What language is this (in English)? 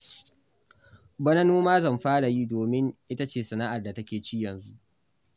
Hausa